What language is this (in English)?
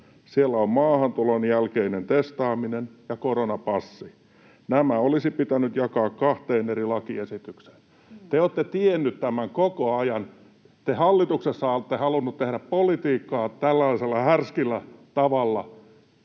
Finnish